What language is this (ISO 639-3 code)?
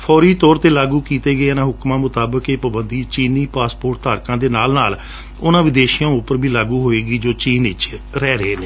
pan